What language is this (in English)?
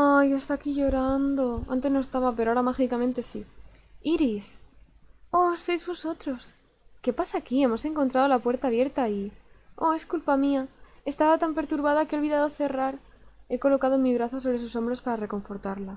Spanish